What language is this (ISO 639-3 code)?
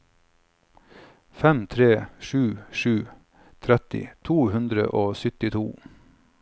nor